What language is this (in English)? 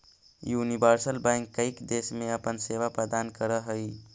Magahi